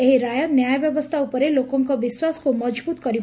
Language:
Odia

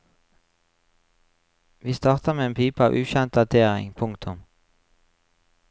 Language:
Norwegian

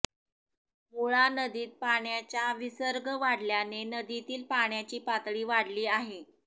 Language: Marathi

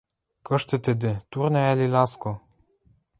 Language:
Western Mari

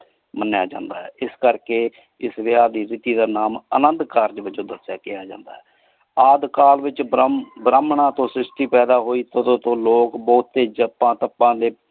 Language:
Punjabi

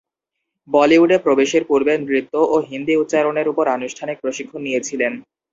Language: Bangla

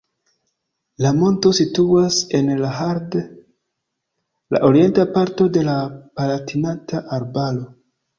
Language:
Esperanto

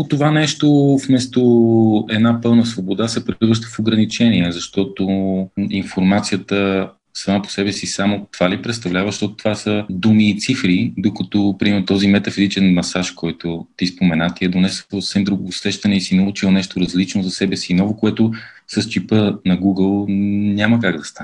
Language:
Bulgarian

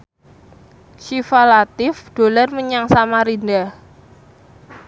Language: Javanese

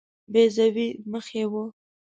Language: Pashto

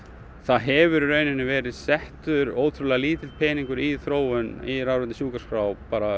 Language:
Icelandic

